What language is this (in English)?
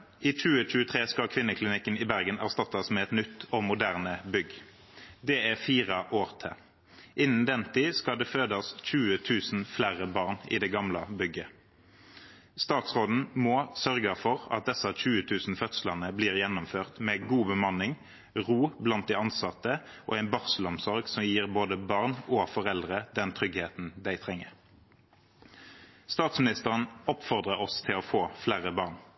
Norwegian Bokmål